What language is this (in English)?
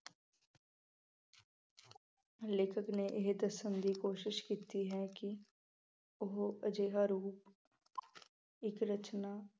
Punjabi